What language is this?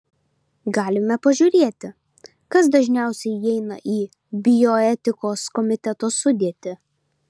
Lithuanian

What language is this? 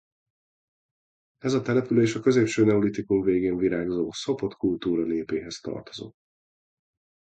Hungarian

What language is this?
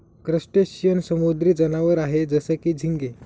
Marathi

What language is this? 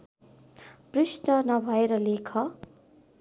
Nepali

